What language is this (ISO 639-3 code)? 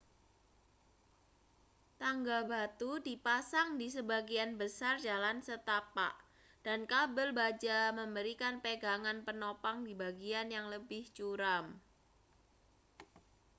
ind